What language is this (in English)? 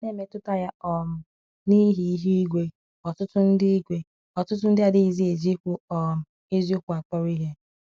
Igbo